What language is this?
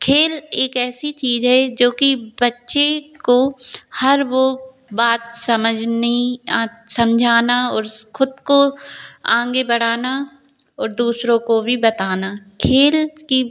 Hindi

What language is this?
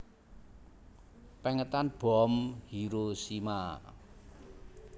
Javanese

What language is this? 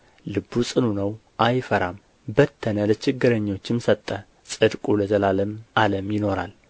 Amharic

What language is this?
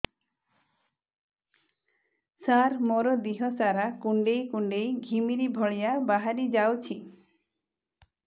Odia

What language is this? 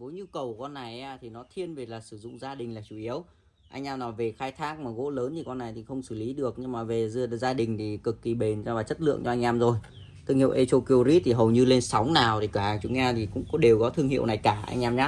Vietnamese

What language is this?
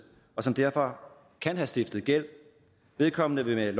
Danish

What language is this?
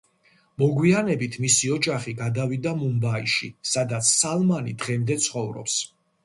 Georgian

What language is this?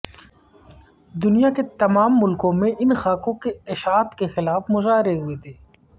Urdu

